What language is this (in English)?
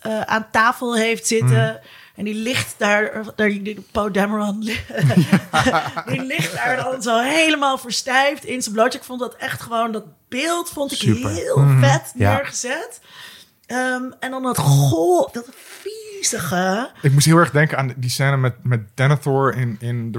Dutch